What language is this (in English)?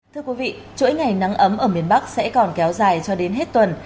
Vietnamese